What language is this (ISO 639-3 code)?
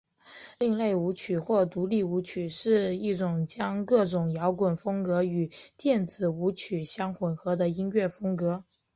zho